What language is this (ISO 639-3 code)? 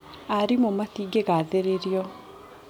kik